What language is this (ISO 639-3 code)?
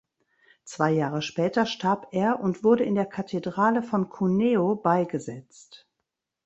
deu